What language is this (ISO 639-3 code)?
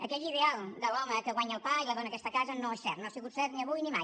cat